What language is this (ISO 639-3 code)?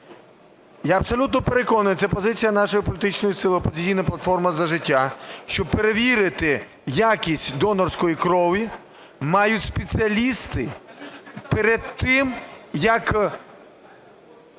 ukr